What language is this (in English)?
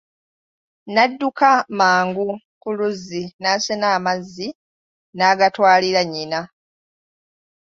Ganda